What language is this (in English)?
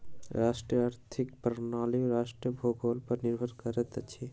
Maithili